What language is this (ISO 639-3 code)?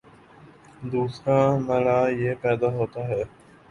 urd